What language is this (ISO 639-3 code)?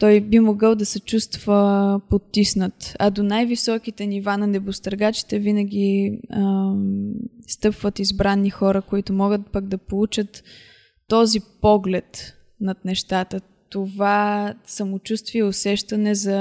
bul